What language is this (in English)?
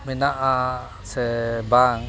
Santali